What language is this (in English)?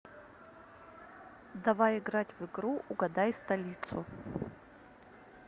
Russian